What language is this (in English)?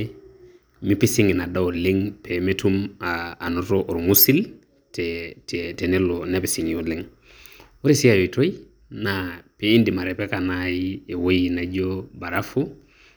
Masai